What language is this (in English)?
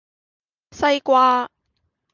Cantonese